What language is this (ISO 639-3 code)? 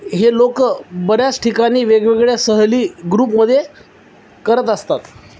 mar